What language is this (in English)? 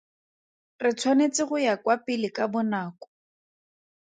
Tswana